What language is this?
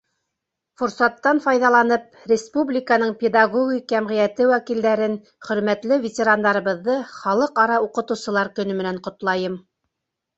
Bashkir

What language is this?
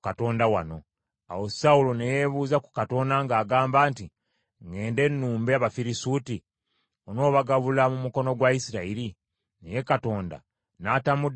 Ganda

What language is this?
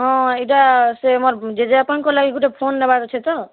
Odia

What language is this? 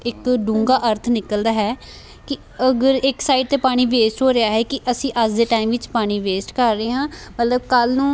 Punjabi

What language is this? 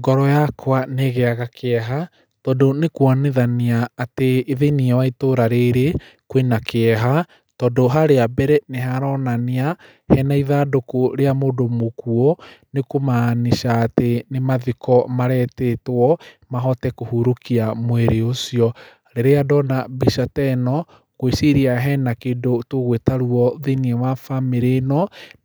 Kikuyu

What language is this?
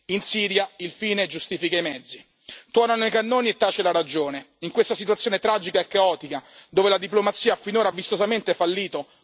Italian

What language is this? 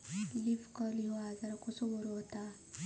Marathi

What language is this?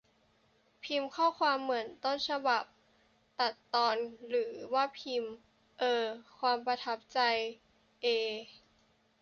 Thai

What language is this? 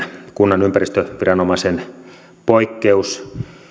Finnish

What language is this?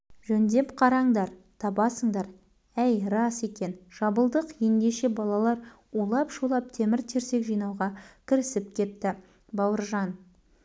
Kazakh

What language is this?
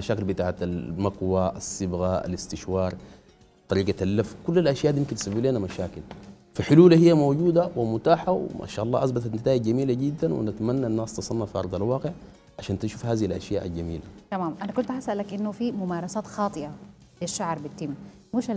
Arabic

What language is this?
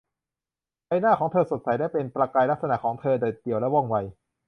Thai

